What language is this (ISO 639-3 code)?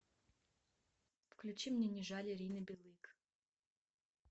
rus